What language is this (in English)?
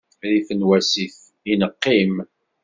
Kabyle